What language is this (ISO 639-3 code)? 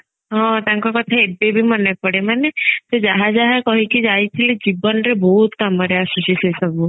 ori